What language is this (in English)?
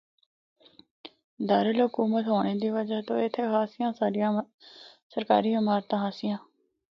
Northern Hindko